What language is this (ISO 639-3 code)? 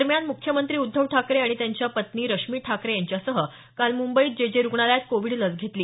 mar